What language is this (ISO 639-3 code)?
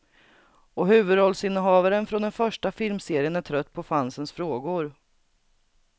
swe